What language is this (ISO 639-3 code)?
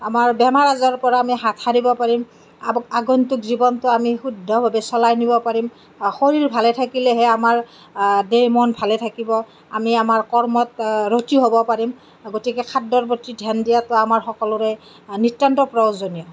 asm